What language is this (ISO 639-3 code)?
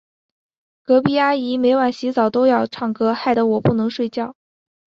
zho